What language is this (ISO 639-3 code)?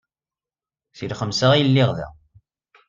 kab